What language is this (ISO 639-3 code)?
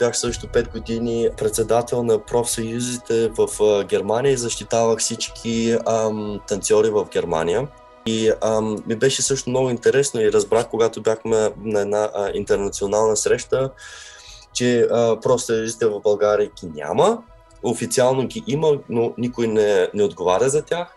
bul